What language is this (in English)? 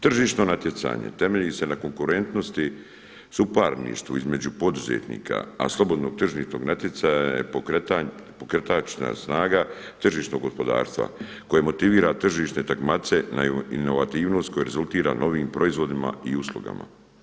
Croatian